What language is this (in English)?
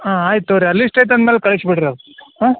Kannada